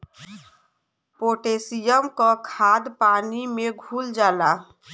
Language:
Bhojpuri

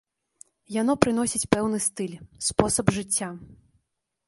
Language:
Belarusian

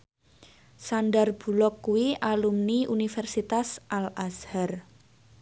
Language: Javanese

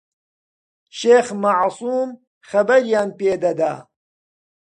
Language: Central Kurdish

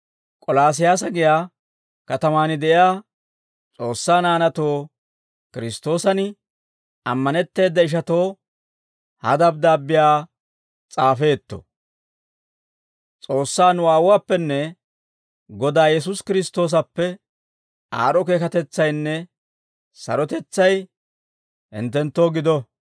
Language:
Dawro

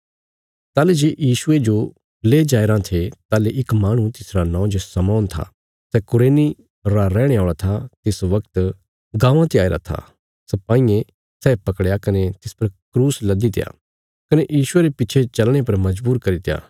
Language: Bilaspuri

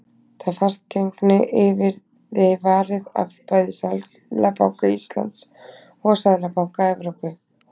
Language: Icelandic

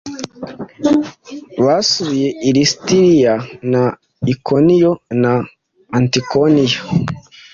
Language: Kinyarwanda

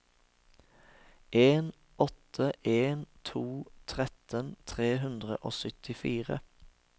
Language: Norwegian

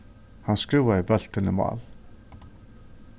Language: Faroese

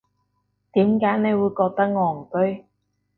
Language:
Cantonese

